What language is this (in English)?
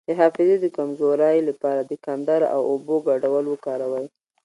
Pashto